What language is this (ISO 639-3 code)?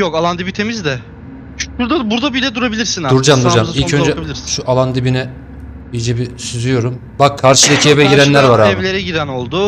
tur